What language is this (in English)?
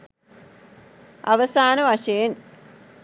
Sinhala